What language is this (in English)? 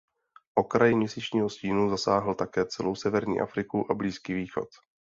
Czech